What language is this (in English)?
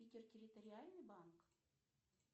Russian